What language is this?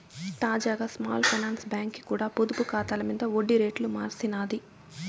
Telugu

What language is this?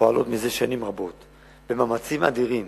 Hebrew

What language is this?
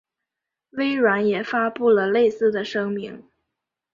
Chinese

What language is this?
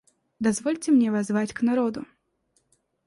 Russian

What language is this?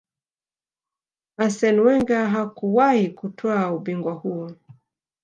Swahili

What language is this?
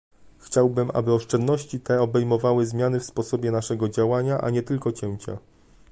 Polish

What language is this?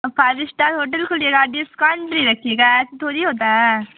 Hindi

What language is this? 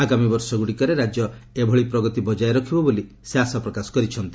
Odia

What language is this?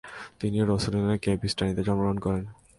Bangla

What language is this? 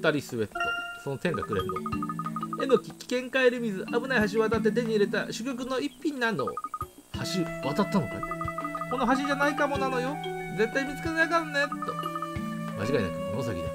Japanese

